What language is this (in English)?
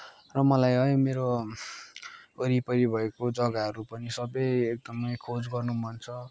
Nepali